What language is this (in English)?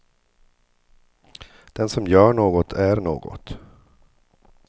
Swedish